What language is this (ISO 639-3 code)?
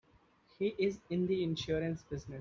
eng